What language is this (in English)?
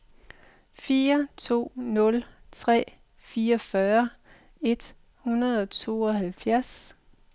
Danish